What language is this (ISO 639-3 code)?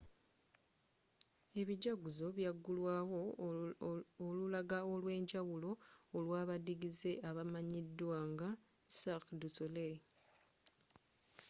lug